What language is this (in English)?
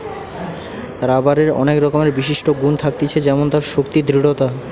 Bangla